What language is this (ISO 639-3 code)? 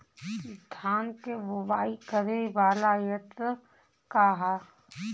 bho